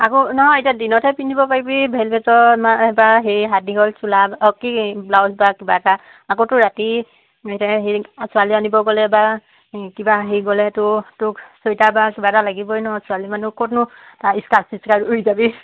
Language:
Assamese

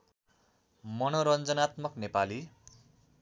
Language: Nepali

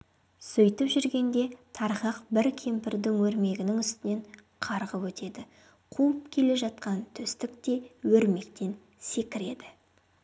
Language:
Kazakh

